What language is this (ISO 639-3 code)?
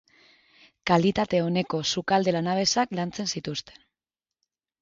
eus